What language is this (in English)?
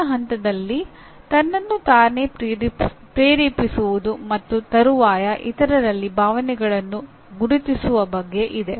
Kannada